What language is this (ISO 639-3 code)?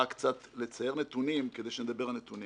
heb